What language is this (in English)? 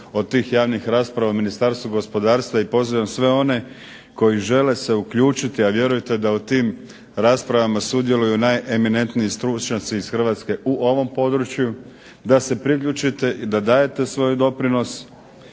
Croatian